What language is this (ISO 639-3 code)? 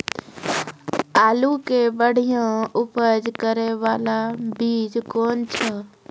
mai